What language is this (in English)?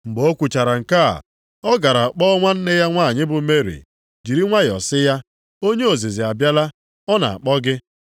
Igbo